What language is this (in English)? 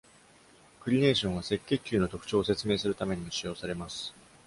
Japanese